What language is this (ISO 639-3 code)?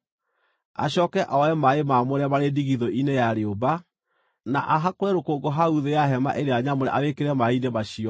kik